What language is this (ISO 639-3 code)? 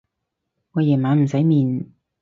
yue